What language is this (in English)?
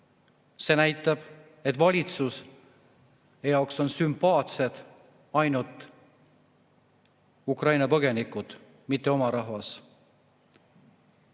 Estonian